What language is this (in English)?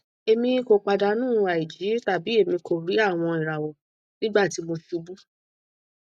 Yoruba